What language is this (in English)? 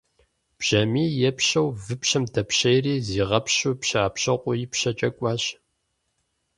Kabardian